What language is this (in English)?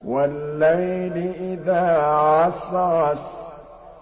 Arabic